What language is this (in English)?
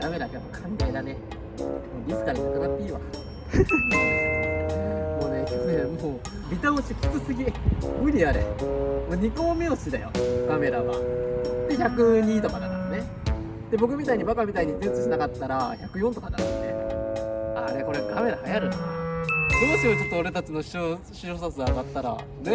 Japanese